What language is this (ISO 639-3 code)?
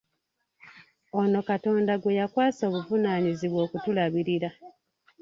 lug